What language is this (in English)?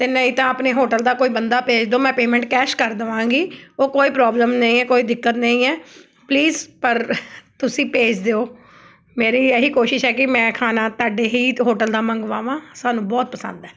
Punjabi